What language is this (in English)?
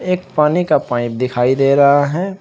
Hindi